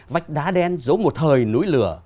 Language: Vietnamese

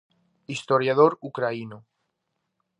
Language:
Galician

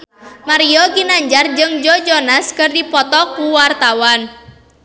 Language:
Sundanese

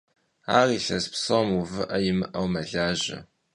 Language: Kabardian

